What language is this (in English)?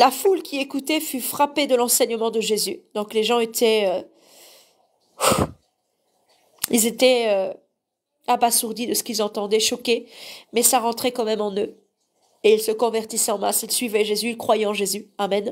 French